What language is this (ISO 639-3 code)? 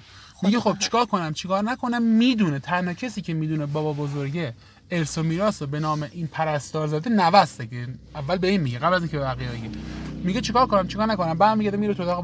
fas